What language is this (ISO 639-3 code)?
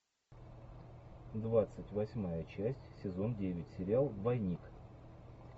rus